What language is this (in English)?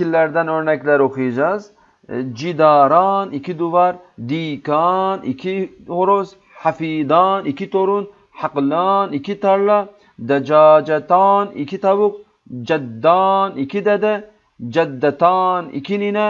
Turkish